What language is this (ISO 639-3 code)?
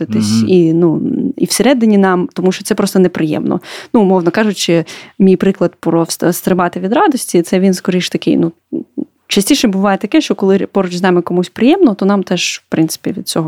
ukr